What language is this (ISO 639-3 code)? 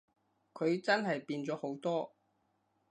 yue